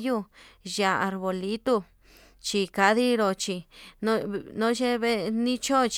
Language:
Yutanduchi Mixtec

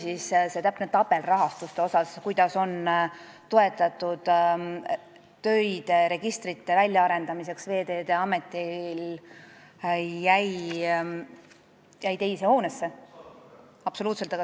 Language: Estonian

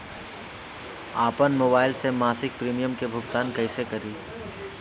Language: Bhojpuri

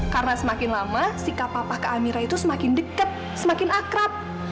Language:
Indonesian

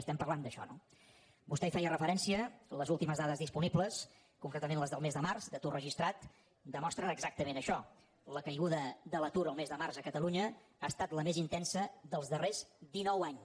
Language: Catalan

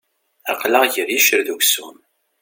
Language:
Kabyle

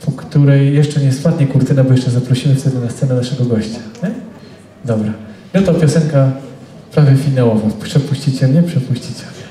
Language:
Polish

